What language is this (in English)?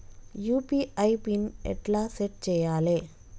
Telugu